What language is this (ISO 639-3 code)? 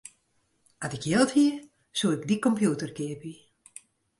fry